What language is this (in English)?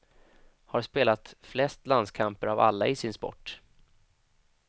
Swedish